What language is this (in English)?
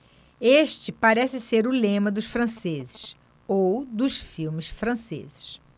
Portuguese